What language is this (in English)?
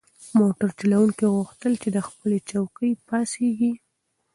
Pashto